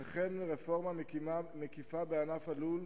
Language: Hebrew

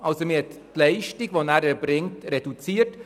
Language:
Swiss German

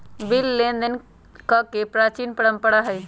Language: Magahi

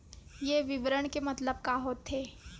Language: Chhattisgarhi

